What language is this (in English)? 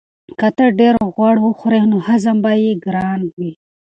Pashto